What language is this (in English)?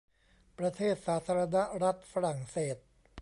Thai